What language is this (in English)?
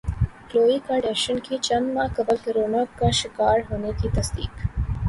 Urdu